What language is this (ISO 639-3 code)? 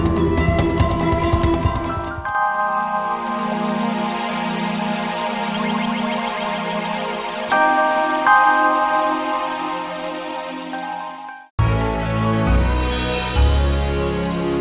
ind